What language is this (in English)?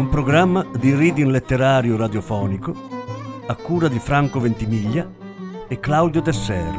Italian